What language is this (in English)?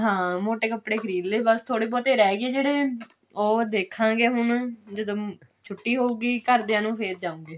Punjabi